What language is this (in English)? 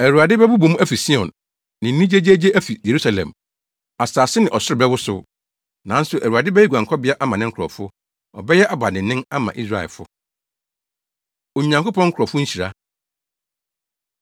Akan